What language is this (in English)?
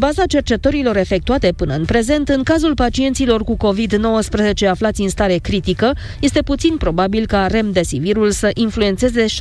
Romanian